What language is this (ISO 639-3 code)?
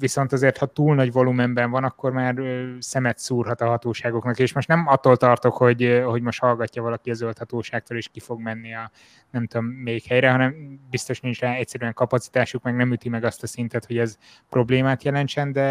hun